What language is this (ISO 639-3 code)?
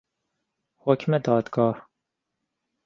fas